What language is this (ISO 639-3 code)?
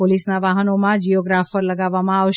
guj